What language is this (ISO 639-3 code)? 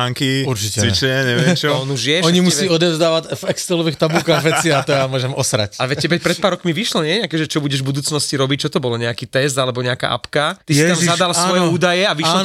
slk